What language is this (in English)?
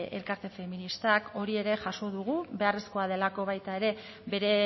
Basque